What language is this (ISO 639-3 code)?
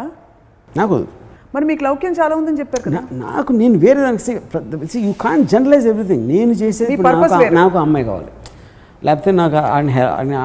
tel